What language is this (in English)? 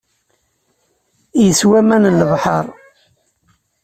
Kabyle